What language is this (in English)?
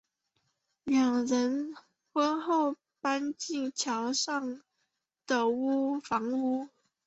Chinese